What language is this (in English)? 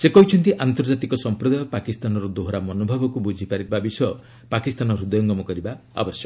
Odia